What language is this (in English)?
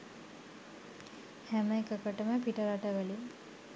Sinhala